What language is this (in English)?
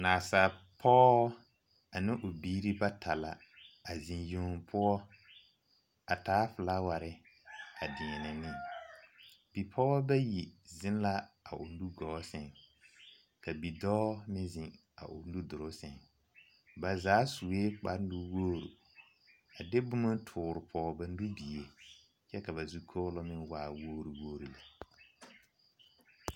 Southern Dagaare